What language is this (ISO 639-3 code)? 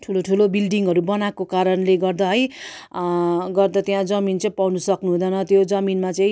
nep